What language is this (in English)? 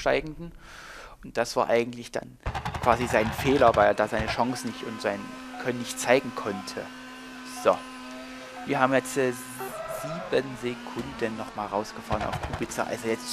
German